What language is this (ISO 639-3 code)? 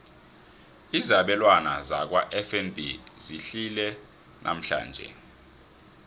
nbl